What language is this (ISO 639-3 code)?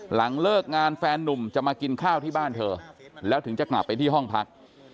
tha